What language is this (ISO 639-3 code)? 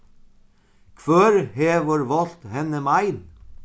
fao